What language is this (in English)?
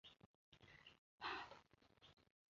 Chinese